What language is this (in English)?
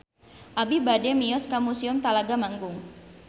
Sundanese